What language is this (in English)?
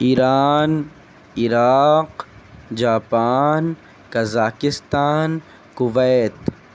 Urdu